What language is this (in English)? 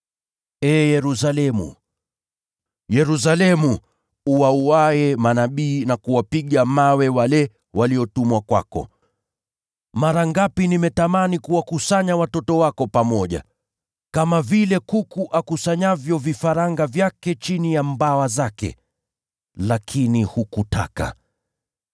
Swahili